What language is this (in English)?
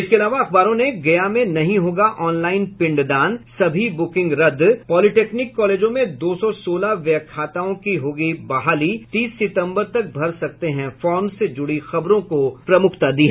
Hindi